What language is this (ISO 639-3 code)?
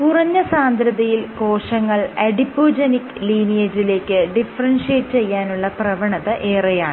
mal